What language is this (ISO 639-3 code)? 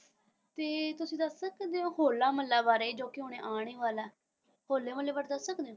pan